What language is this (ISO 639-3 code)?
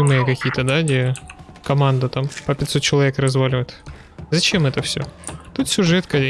rus